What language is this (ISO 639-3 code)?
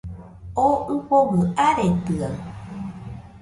hux